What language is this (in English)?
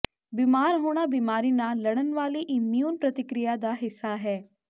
Punjabi